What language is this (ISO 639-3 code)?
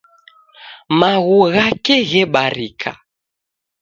dav